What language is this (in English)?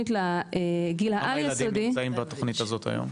Hebrew